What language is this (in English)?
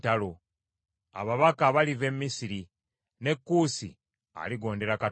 Ganda